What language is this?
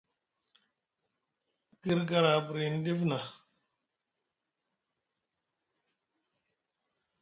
Musgu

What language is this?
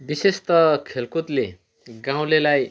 Nepali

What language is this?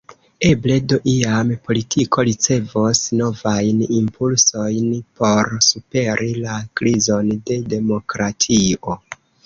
Esperanto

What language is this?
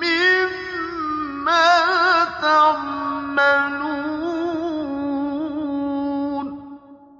Arabic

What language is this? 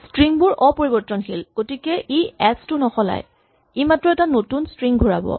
Assamese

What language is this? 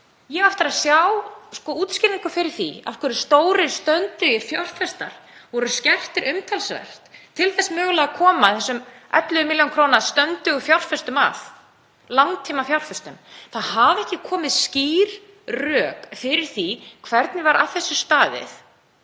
Icelandic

